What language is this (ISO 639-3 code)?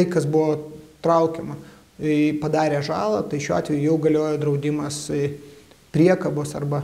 lit